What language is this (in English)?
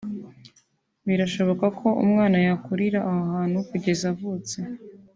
Kinyarwanda